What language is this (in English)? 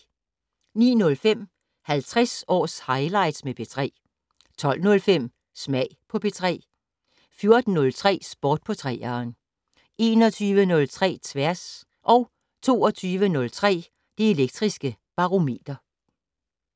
Danish